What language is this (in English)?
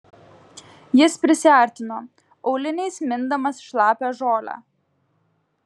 Lithuanian